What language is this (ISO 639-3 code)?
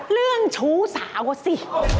tha